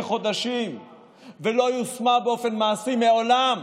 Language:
Hebrew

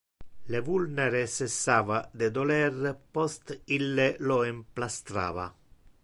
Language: Interlingua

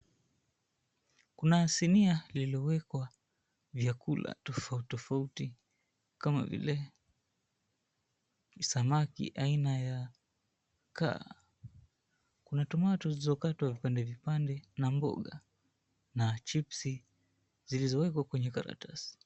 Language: Swahili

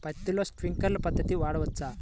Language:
Telugu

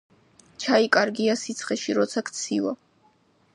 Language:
Georgian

